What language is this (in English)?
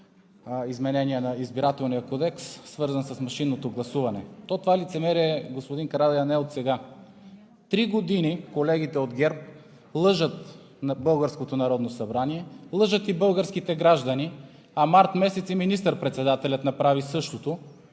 Bulgarian